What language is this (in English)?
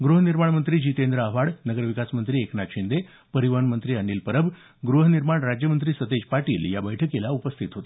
Marathi